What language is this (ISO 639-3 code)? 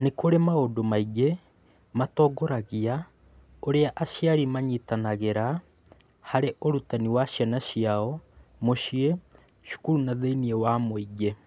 kik